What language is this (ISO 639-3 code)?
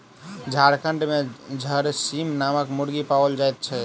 mai